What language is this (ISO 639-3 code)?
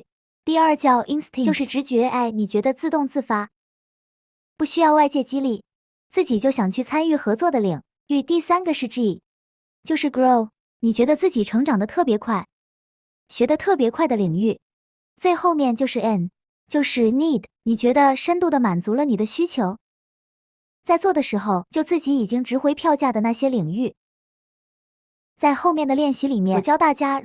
zho